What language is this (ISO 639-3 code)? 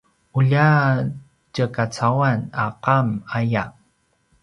pwn